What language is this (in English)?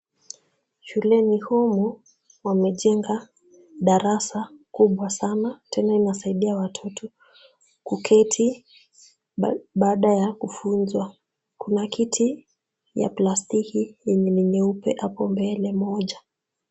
Swahili